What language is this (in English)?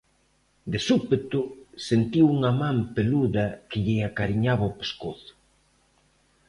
Galician